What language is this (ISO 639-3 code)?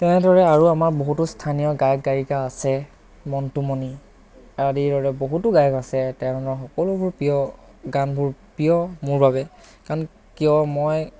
asm